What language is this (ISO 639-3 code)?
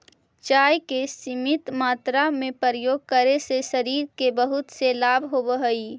mag